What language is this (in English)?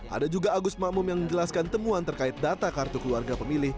Indonesian